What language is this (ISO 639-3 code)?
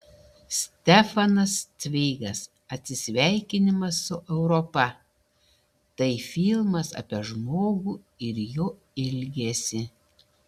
lit